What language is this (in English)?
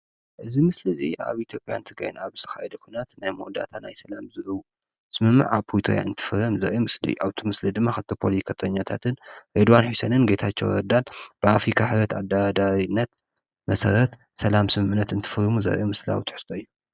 Tigrinya